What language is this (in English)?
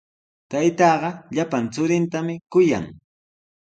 Sihuas Ancash Quechua